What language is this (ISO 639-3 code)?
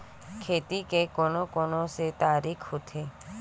hne